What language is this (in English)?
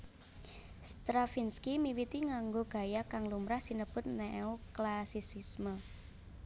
Javanese